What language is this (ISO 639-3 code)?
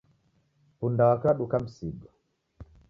dav